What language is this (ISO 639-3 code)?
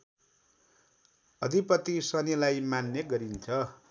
nep